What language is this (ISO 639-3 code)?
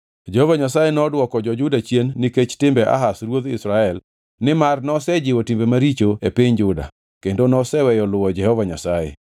luo